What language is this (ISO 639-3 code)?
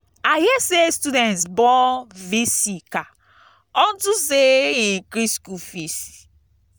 pcm